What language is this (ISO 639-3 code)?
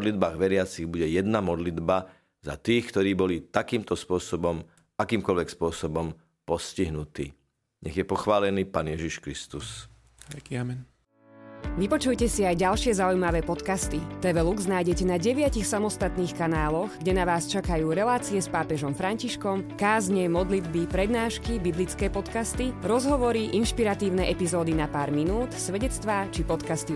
slk